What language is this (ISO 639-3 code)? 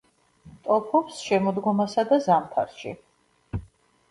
kat